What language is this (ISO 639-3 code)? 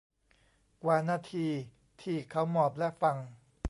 tha